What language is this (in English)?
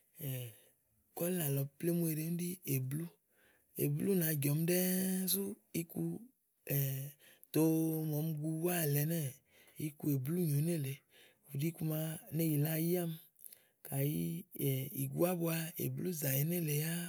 Igo